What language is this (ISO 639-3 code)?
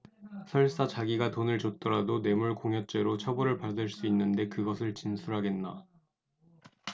kor